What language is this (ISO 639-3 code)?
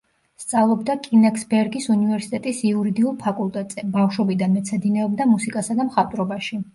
kat